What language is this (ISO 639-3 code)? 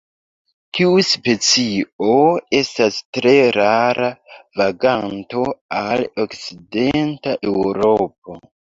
epo